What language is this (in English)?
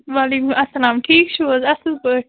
Kashmiri